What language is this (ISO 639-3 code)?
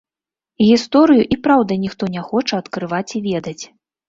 bel